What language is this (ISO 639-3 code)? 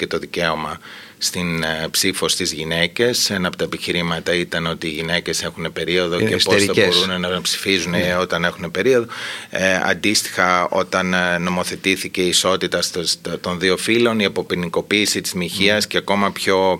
ell